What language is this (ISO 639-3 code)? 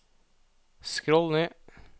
nor